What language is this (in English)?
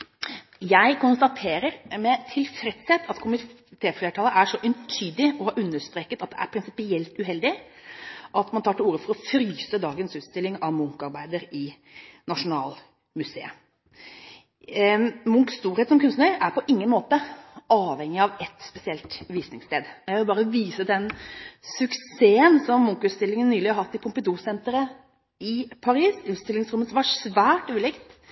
Norwegian Bokmål